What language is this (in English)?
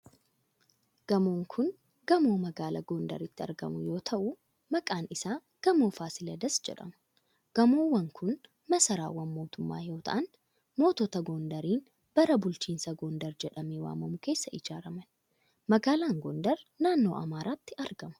Oromo